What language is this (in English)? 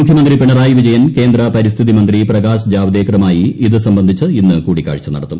Malayalam